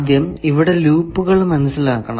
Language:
Malayalam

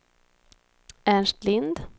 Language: Swedish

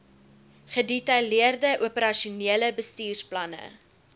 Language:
Afrikaans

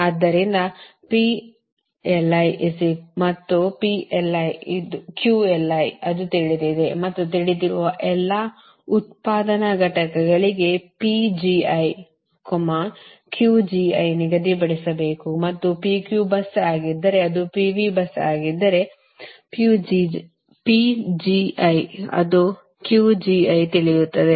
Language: Kannada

